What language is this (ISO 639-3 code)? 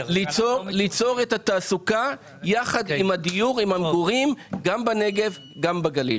heb